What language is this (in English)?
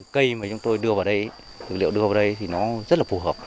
Vietnamese